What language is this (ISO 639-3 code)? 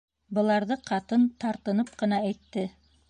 bak